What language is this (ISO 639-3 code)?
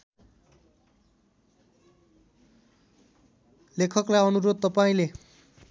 nep